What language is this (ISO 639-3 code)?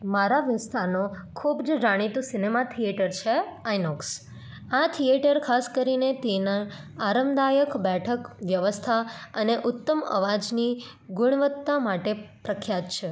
guj